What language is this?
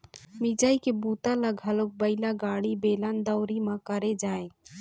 Chhattisgarhi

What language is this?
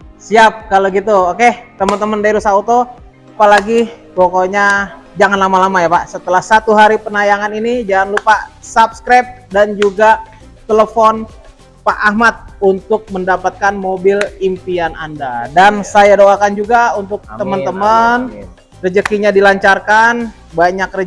Indonesian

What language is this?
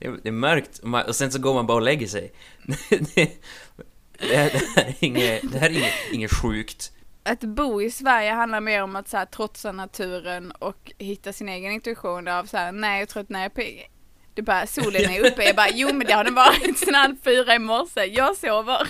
Swedish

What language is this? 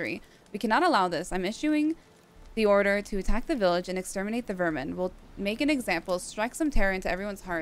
English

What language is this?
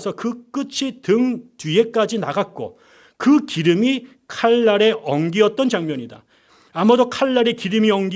Korean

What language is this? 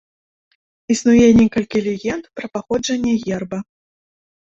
Belarusian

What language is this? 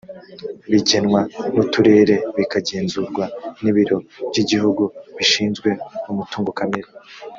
Kinyarwanda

